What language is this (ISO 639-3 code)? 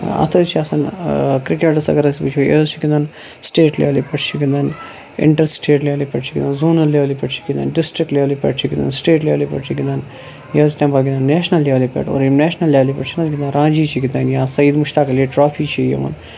kas